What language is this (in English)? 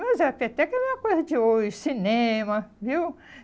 Portuguese